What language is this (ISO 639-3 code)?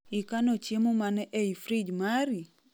luo